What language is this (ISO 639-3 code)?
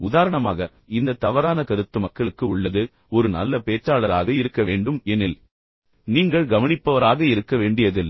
tam